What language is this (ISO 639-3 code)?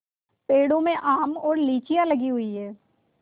hin